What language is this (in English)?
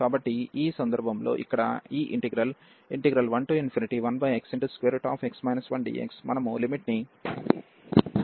Telugu